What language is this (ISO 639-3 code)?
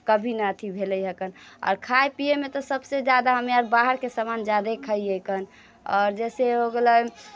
mai